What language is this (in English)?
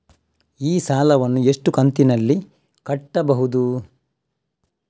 Kannada